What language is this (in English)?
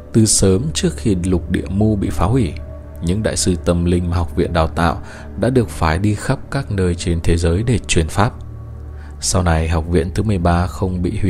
Vietnamese